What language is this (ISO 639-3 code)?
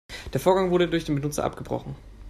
deu